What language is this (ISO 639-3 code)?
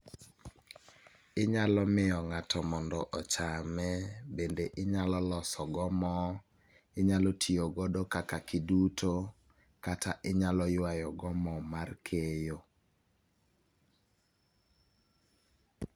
luo